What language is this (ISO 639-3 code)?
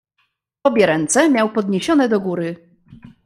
pol